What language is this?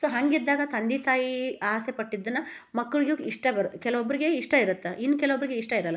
Kannada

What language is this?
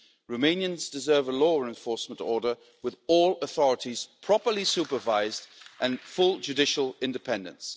English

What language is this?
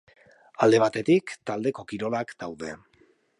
Basque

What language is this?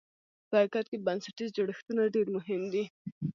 Pashto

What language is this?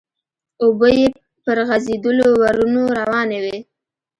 Pashto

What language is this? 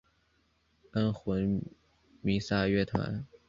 Chinese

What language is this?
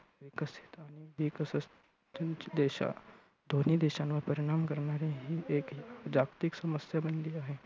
Marathi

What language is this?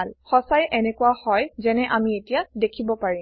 Assamese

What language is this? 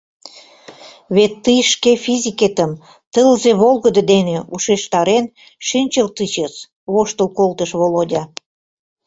Mari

